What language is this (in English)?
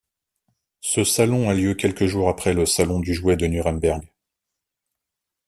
French